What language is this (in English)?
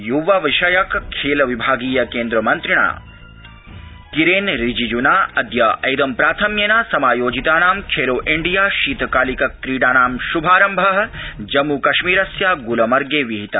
Sanskrit